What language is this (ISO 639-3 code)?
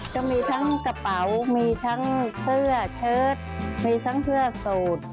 tha